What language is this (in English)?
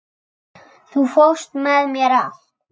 Icelandic